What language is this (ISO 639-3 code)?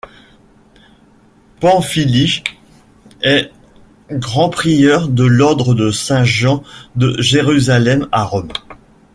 fra